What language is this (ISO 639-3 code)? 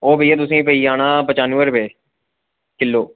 doi